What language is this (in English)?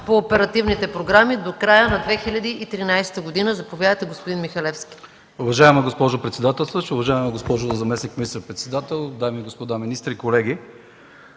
Bulgarian